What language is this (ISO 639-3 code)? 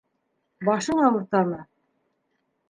bak